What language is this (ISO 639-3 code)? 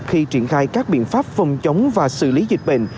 vie